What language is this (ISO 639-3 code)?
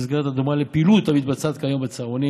heb